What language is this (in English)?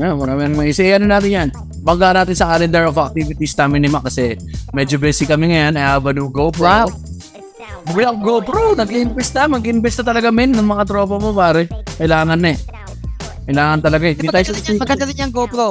Filipino